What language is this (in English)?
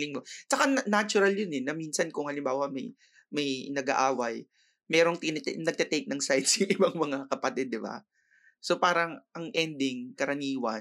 Filipino